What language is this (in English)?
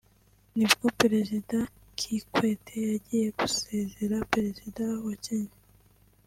Kinyarwanda